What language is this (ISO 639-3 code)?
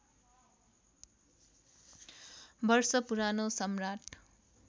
nep